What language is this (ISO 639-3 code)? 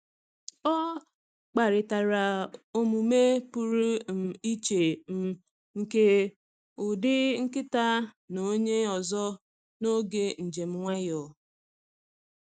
ibo